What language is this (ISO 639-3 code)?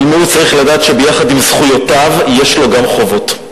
heb